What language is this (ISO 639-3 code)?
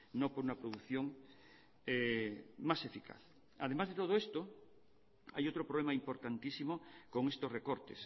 spa